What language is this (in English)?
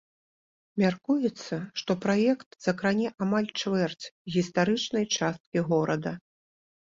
Belarusian